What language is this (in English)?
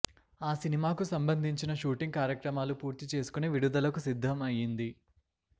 Telugu